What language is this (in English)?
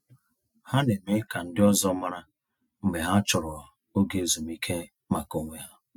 Igbo